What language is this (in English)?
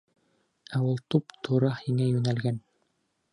Bashkir